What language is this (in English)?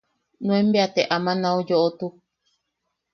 Yaqui